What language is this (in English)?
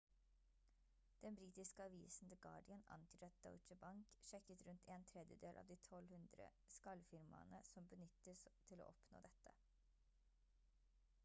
Norwegian Bokmål